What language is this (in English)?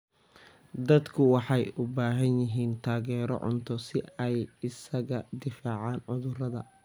Somali